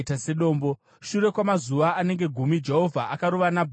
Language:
Shona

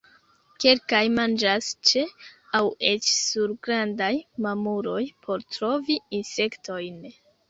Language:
Esperanto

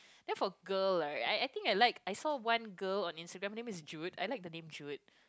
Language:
English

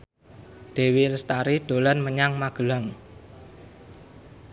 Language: Javanese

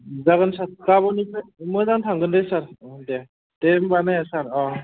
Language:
Bodo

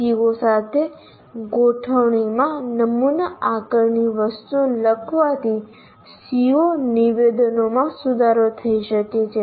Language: Gujarati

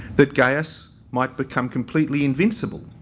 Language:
English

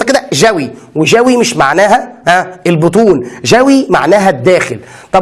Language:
Arabic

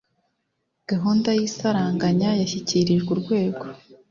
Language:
Kinyarwanda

